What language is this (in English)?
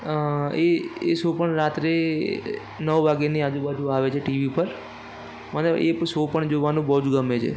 Gujarati